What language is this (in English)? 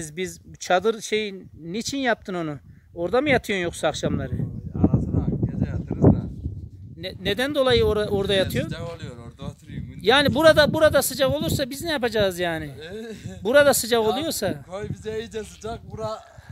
Turkish